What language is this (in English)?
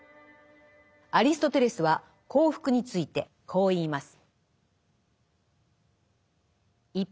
Japanese